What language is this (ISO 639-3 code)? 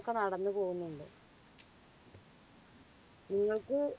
mal